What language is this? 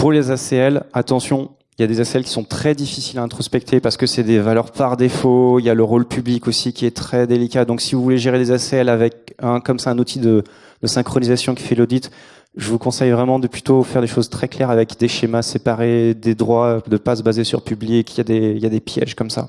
French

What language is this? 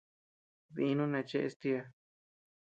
Tepeuxila Cuicatec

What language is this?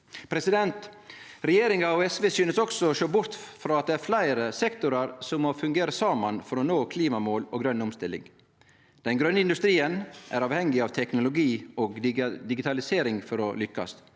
Norwegian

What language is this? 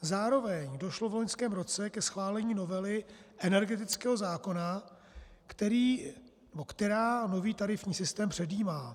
Czech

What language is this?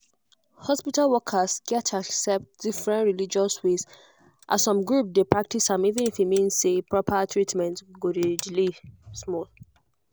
Nigerian Pidgin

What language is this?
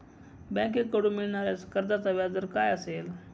Marathi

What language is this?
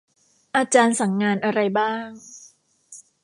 Thai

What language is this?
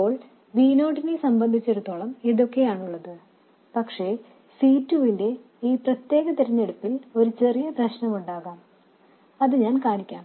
Malayalam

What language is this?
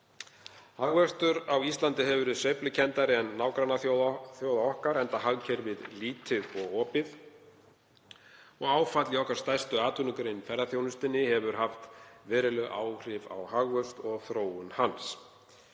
Icelandic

